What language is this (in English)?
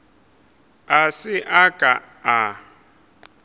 Northern Sotho